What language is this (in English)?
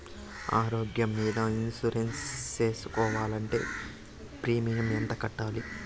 Telugu